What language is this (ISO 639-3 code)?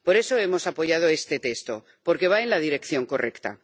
spa